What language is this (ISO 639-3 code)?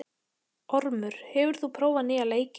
isl